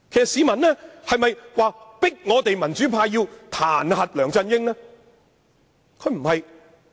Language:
Cantonese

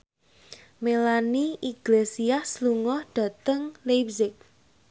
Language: Javanese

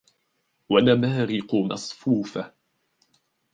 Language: Arabic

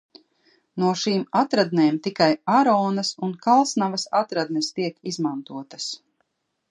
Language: Latvian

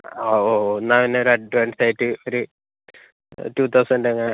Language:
Malayalam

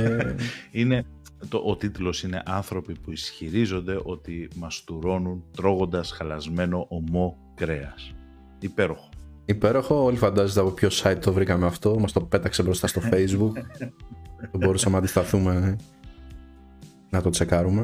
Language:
Greek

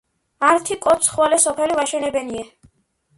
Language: Georgian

